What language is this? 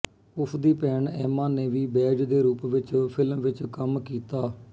Punjabi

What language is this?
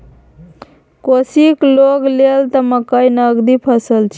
Maithili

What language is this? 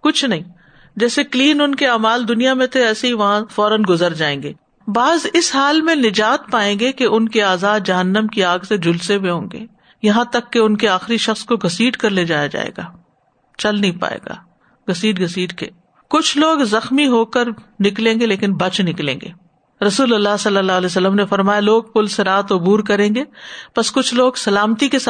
Urdu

